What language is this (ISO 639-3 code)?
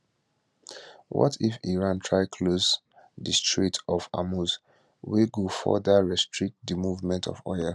pcm